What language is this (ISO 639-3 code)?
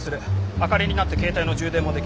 jpn